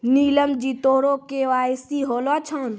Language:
Maithili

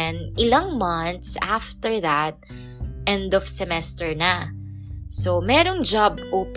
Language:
Filipino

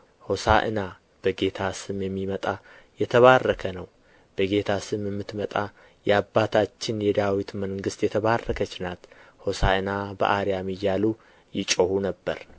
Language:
Amharic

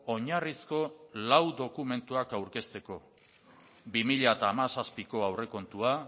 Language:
Basque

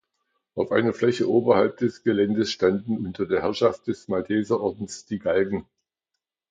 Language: German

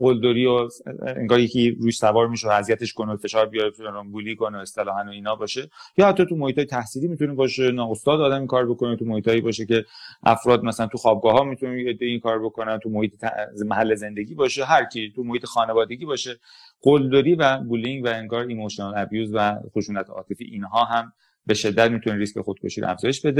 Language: Persian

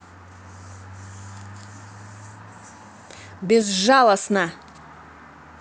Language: Russian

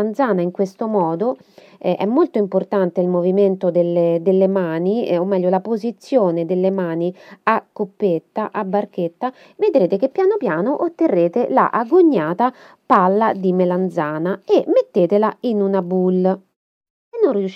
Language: Italian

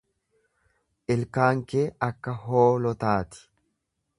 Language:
Oromo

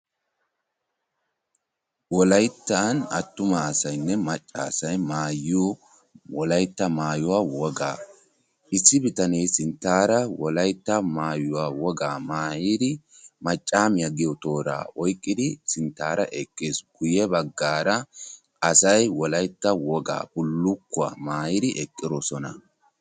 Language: Wolaytta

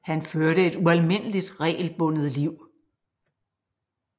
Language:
Danish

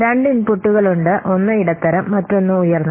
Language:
Malayalam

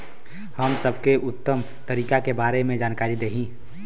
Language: Bhojpuri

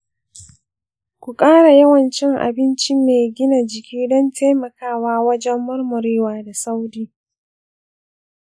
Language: Hausa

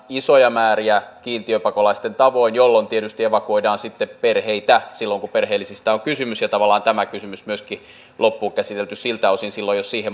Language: Finnish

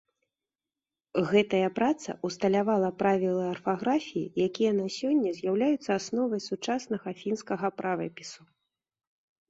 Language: Belarusian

